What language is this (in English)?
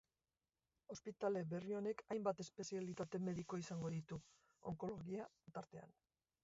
Basque